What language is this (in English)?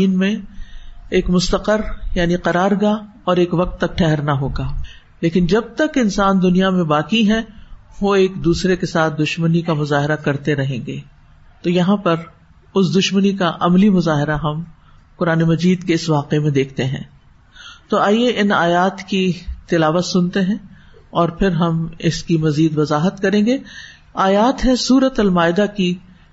Urdu